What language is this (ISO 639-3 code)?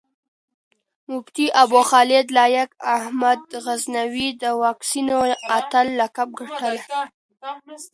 pus